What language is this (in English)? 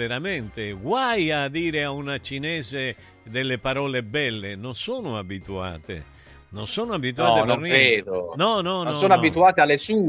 Italian